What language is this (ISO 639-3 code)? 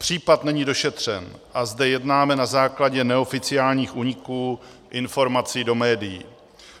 ces